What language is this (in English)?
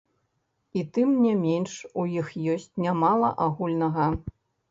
Belarusian